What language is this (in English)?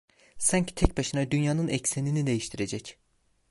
Turkish